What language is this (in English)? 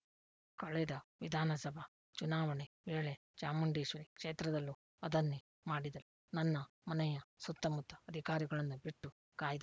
Kannada